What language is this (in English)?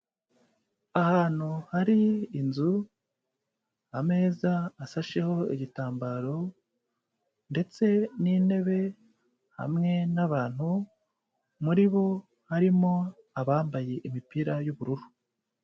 Kinyarwanda